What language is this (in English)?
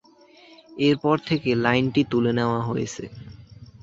Bangla